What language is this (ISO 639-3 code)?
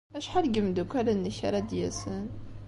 kab